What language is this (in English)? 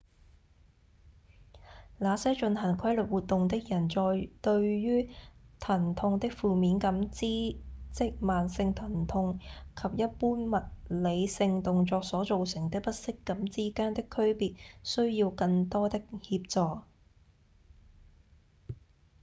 Cantonese